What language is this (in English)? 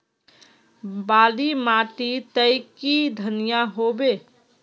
Magahi